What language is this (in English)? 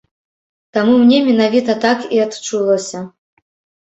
Belarusian